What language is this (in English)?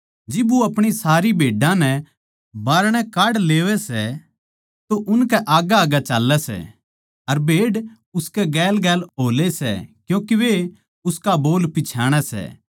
Haryanvi